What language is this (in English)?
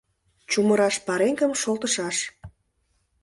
Mari